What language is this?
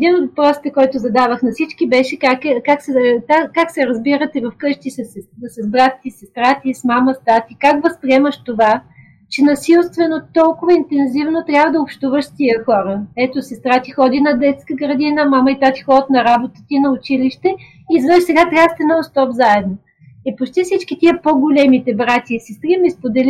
Bulgarian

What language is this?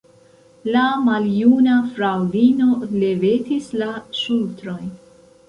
Esperanto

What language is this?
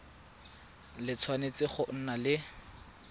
Tswana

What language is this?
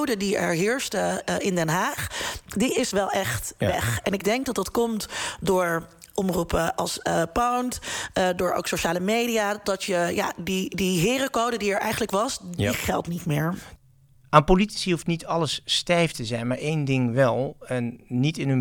Dutch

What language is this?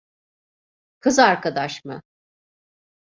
Turkish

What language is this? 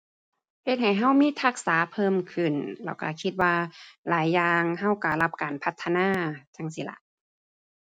Thai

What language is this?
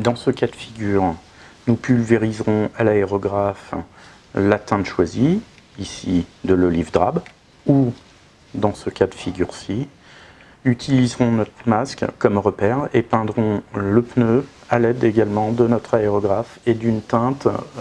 French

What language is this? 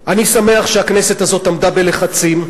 Hebrew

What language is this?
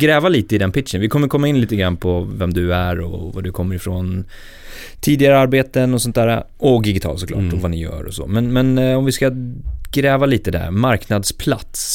Swedish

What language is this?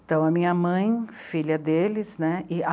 Portuguese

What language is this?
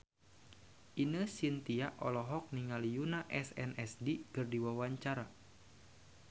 Sundanese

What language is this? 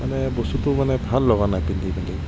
Assamese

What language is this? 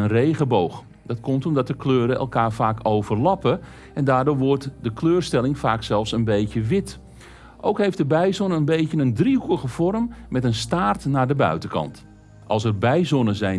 Dutch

